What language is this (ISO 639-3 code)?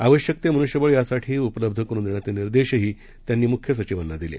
mar